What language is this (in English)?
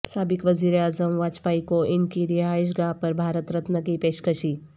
Urdu